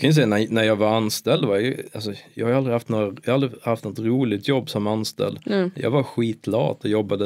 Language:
Swedish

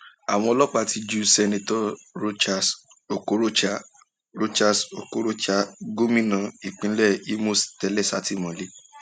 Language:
Yoruba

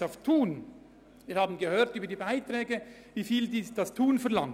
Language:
Swiss German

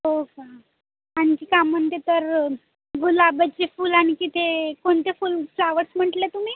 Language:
Marathi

